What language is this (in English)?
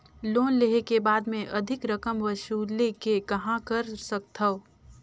Chhattisgarhi